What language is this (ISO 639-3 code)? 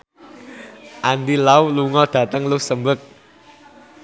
jav